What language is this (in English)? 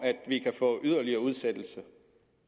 Danish